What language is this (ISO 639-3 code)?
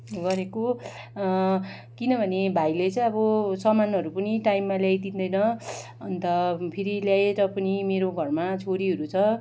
nep